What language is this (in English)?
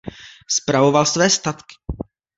Czech